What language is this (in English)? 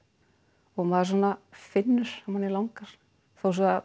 Icelandic